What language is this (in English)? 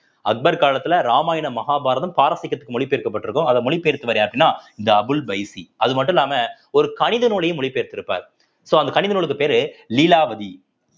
Tamil